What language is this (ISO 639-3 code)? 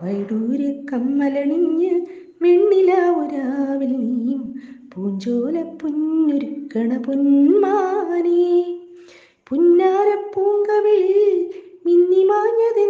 mal